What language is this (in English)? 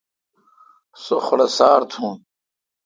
Kalkoti